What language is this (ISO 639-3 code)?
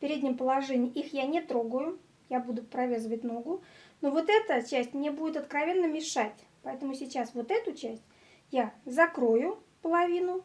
rus